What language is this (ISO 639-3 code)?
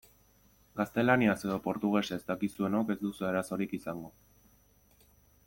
eus